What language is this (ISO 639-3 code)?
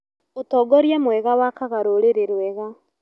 kik